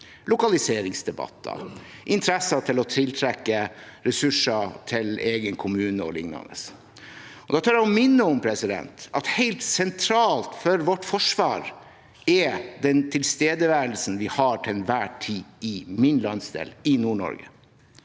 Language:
Norwegian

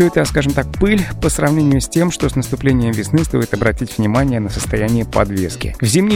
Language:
Russian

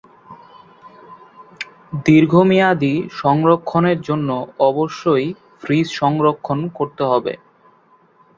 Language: Bangla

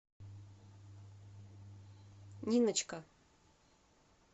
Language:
Russian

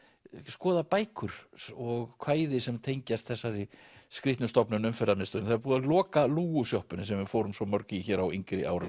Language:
Icelandic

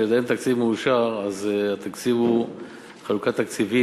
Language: Hebrew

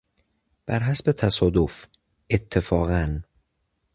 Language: Persian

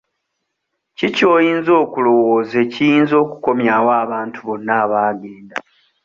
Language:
Ganda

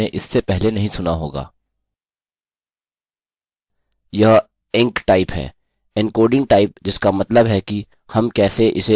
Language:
Hindi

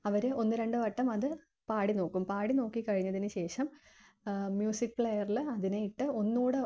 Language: Malayalam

